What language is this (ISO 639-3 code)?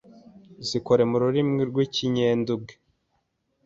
kin